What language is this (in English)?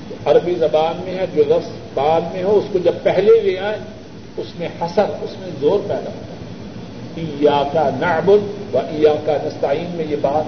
Urdu